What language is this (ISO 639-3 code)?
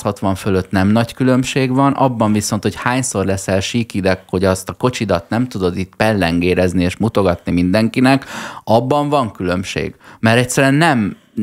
hun